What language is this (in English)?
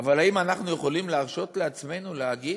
Hebrew